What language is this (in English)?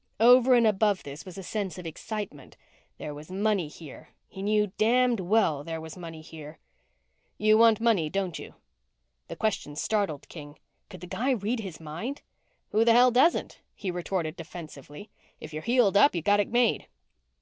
English